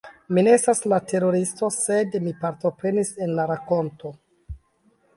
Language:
Esperanto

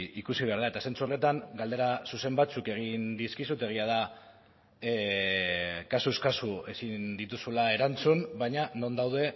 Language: Basque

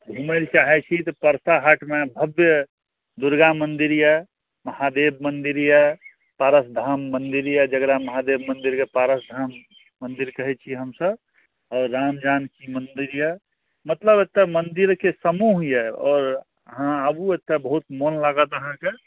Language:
Maithili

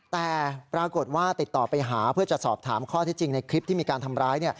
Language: Thai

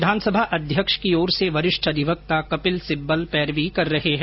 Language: Hindi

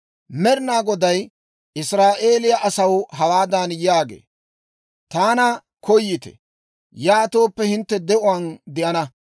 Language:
Dawro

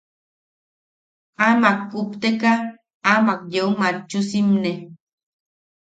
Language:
Yaqui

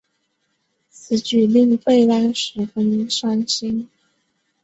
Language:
Chinese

